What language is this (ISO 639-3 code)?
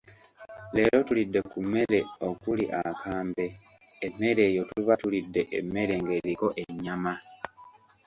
lug